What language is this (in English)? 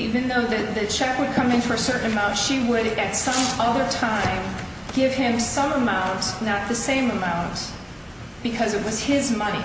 English